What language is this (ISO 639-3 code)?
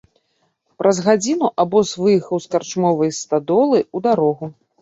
bel